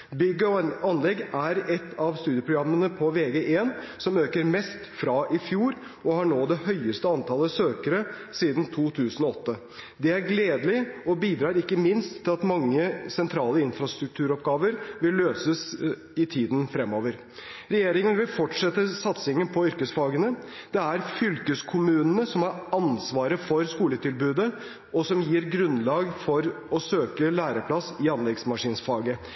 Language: Norwegian Bokmål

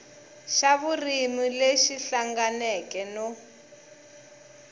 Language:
Tsonga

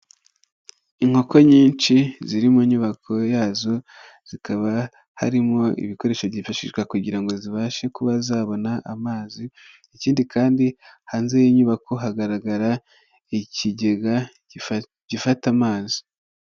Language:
Kinyarwanda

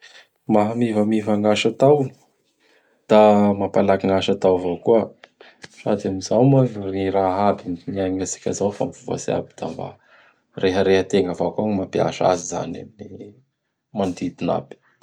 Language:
Bara Malagasy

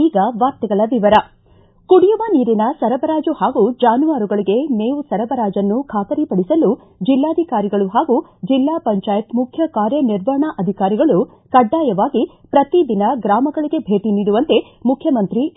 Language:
Kannada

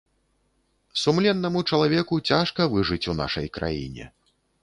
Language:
Belarusian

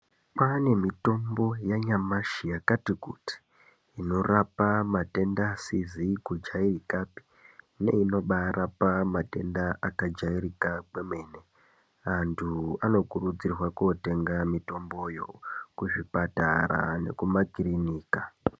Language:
Ndau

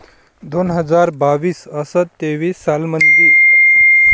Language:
Marathi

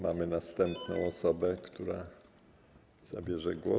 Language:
Polish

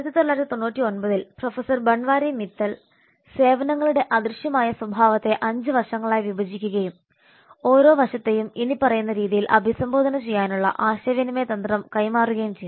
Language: Malayalam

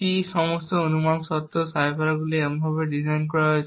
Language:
Bangla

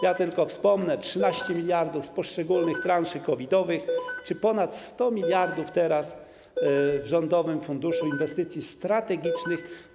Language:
Polish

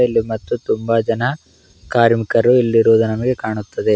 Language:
Kannada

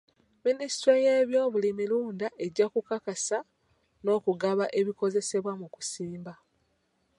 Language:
Ganda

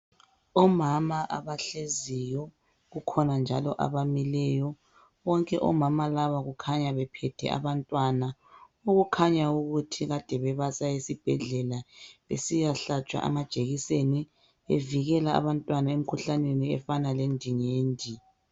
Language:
North Ndebele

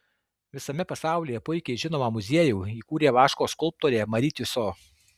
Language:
Lithuanian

